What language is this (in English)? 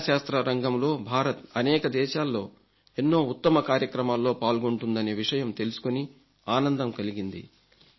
Telugu